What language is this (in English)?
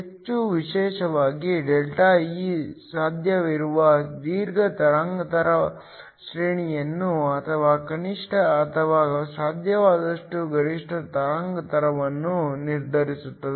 Kannada